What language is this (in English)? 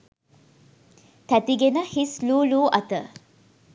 Sinhala